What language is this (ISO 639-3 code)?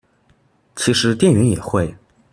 zho